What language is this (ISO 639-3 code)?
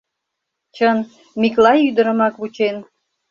chm